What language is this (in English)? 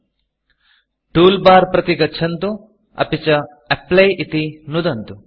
Sanskrit